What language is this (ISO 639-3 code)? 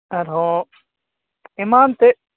sat